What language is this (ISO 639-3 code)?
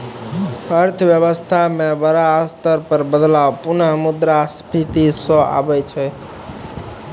mai